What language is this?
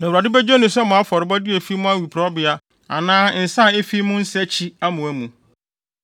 Akan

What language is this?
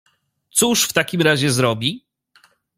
Polish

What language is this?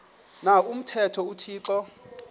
Xhosa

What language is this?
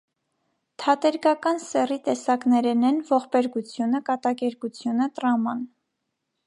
Armenian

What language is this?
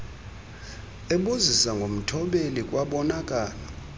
Xhosa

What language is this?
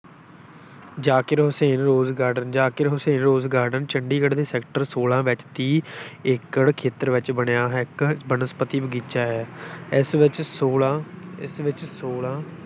Punjabi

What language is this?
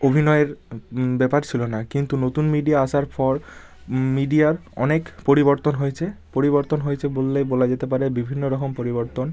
Bangla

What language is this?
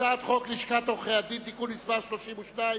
Hebrew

